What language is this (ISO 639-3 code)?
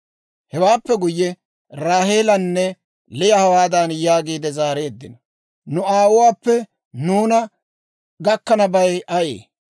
dwr